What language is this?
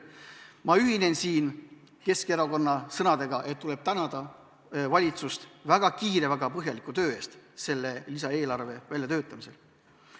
Estonian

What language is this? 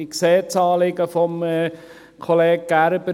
Swiss German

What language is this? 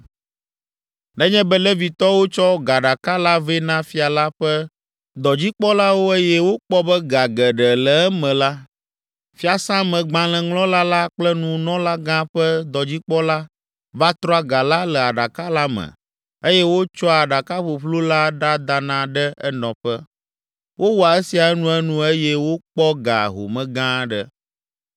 Ewe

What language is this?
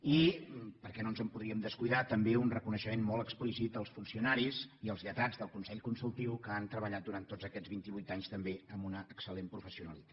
Catalan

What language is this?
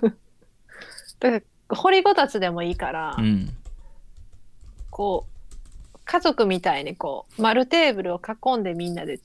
Japanese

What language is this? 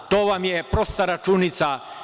Serbian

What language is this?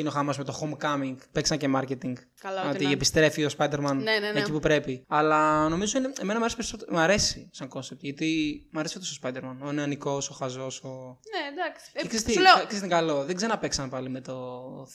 Greek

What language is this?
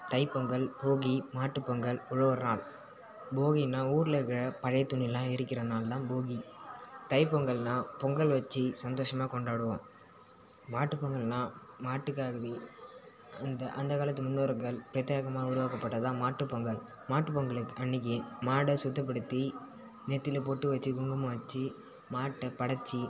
Tamil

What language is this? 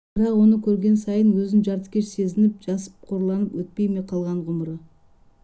Kazakh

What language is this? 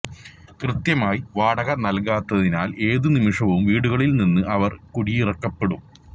Malayalam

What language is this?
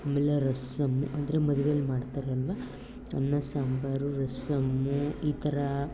Kannada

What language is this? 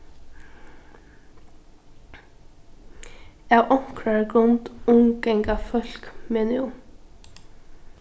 Faroese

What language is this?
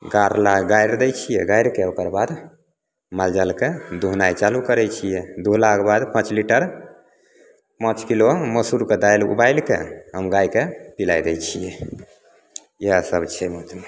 Maithili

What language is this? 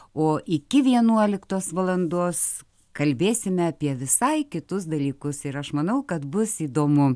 Lithuanian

